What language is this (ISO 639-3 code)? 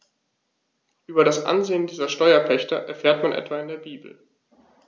deu